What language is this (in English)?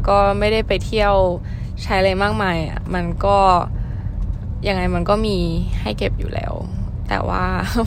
Thai